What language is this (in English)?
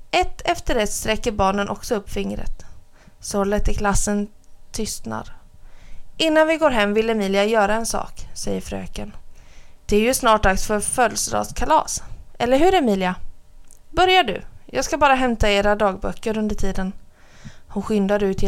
Swedish